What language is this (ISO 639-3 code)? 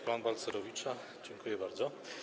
pol